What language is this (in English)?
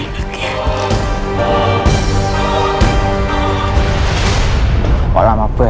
Indonesian